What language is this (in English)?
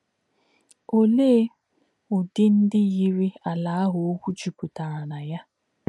Igbo